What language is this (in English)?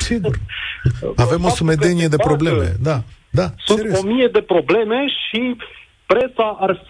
Romanian